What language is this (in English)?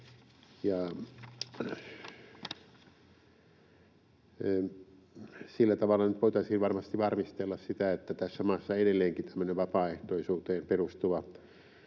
Finnish